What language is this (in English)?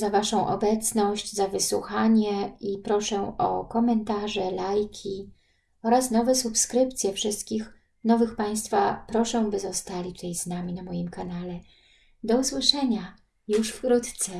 Polish